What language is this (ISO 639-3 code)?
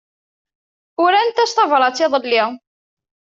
kab